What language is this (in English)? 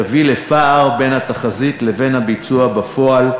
Hebrew